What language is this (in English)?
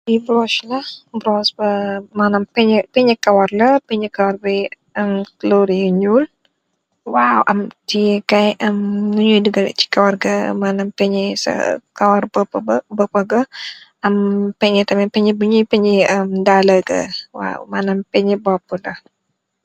Wolof